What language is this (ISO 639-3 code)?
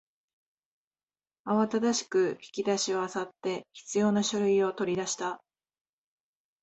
jpn